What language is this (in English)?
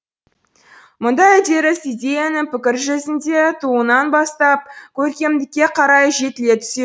Kazakh